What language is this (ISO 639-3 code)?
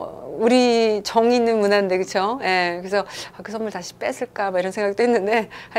kor